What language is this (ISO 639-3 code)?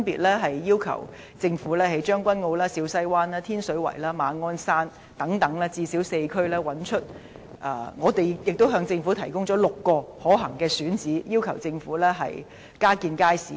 yue